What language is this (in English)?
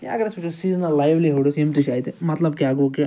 Kashmiri